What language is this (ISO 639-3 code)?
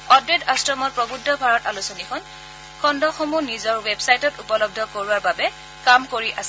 asm